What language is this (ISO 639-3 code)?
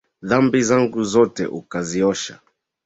swa